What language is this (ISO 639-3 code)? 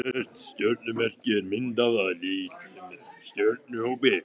isl